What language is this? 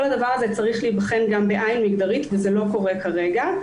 Hebrew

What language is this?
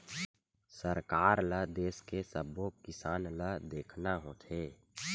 Chhattisgarhi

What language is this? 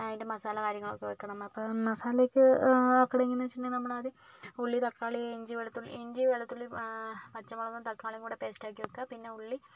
Malayalam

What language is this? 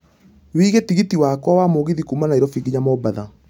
Kikuyu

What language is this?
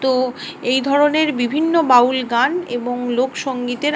Bangla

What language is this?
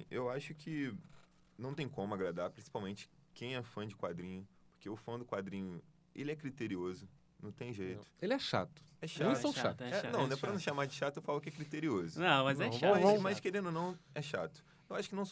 Portuguese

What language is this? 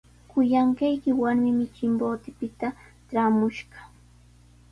Sihuas Ancash Quechua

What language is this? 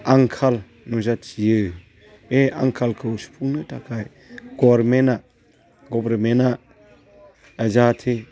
Bodo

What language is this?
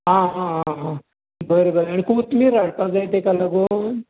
Konkani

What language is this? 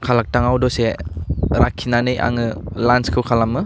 Bodo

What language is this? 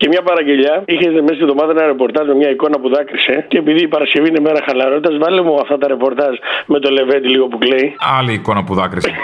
Greek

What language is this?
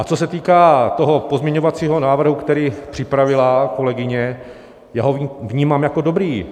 Czech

